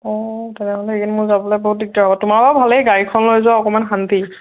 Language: Assamese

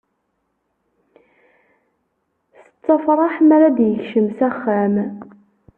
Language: Kabyle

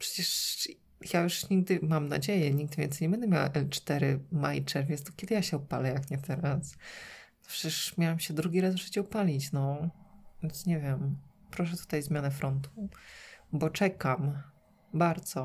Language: Polish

